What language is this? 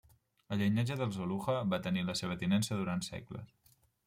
Catalan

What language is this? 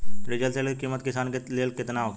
Bhojpuri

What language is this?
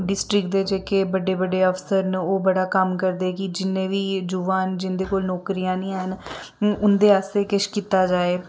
Dogri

